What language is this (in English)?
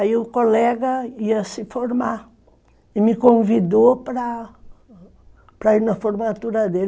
Portuguese